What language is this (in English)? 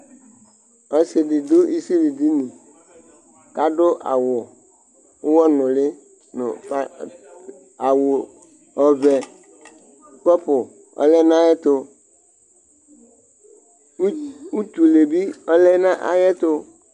Ikposo